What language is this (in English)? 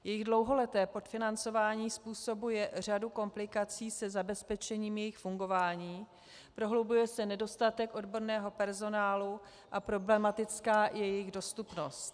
Czech